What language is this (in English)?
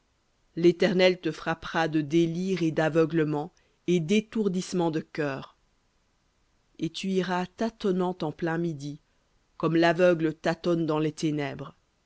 French